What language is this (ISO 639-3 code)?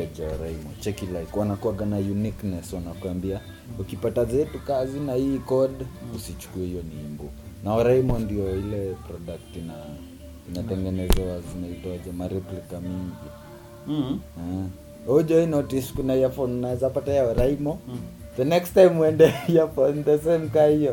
swa